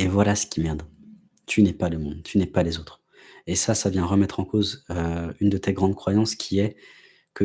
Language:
French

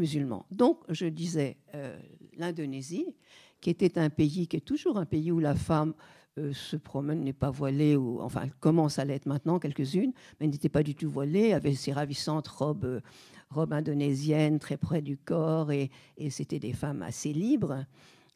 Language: French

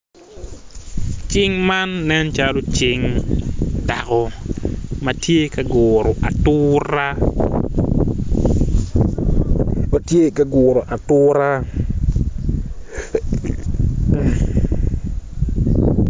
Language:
Acoli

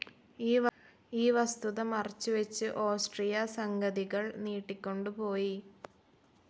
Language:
Malayalam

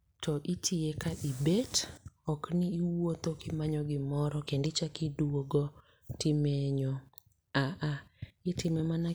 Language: Luo (Kenya and Tanzania)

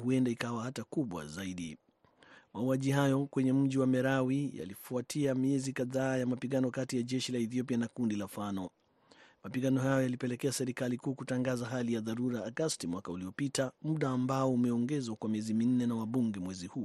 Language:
Swahili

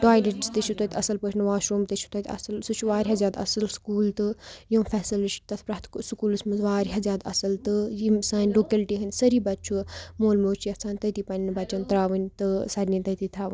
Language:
Kashmiri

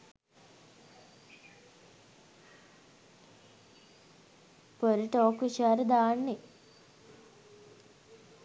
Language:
Sinhala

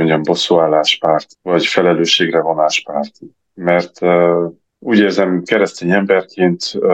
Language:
Hungarian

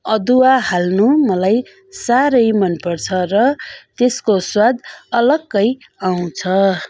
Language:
Nepali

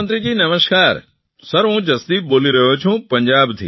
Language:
Gujarati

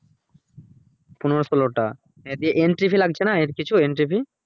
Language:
Bangla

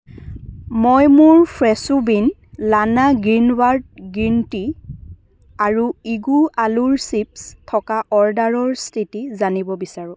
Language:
Assamese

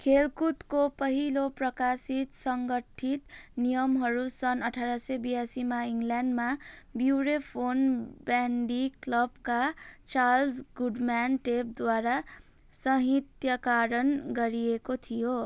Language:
Nepali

